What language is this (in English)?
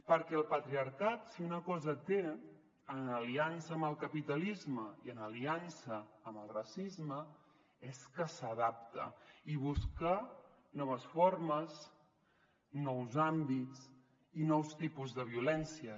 Catalan